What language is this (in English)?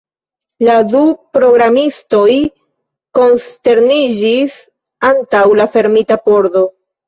Esperanto